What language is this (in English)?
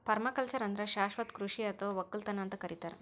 Kannada